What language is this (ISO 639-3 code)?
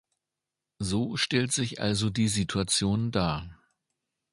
deu